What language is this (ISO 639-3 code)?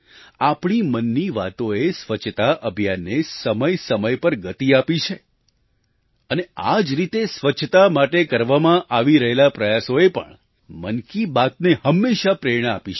guj